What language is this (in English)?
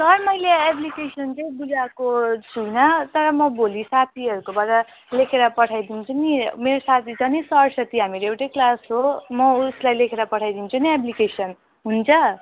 Nepali